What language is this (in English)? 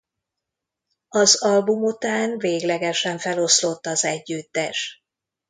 Hungarian